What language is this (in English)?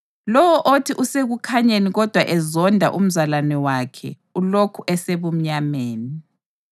North Ndebele